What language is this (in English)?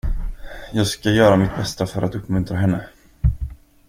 Swedish